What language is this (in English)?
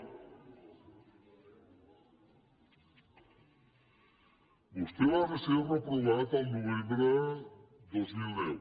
Catalan